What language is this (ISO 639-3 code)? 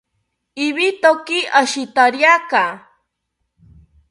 cpy